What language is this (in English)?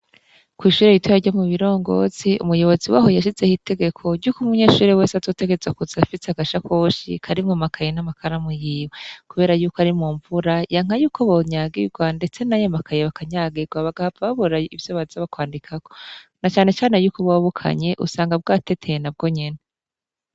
Rundi